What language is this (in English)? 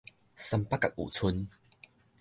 Min Nan Chinese